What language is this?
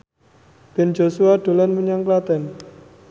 Javanese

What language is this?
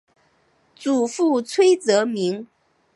Chinese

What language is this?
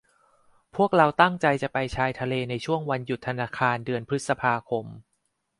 Thai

